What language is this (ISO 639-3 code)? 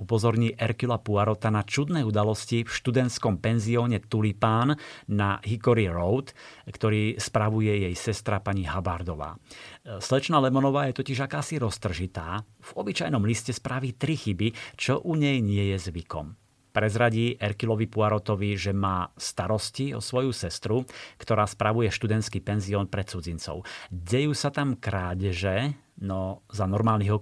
slk